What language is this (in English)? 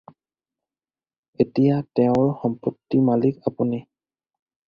Assamese